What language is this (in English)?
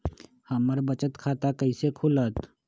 Magahi